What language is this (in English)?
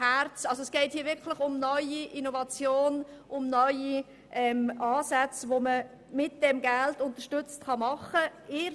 Swiss German